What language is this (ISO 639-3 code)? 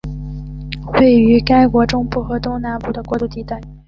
zho